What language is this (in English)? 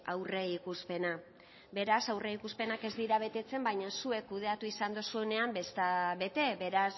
Basque